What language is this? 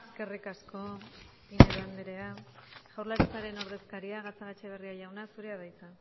Basque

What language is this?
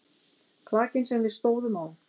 Icelandic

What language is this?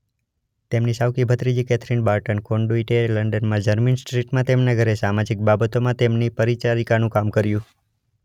Gujarati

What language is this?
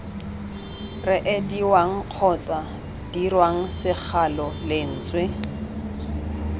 Tswana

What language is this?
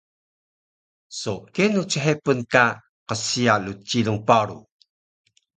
Taroko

